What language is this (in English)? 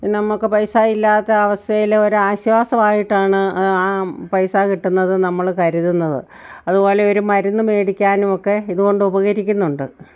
Malayalam